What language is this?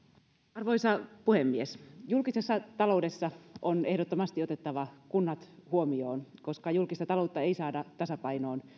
Finnish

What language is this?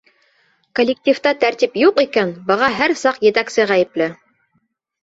Bashkir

